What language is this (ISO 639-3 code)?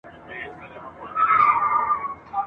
pus